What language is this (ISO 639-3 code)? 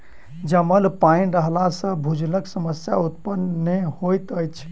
mai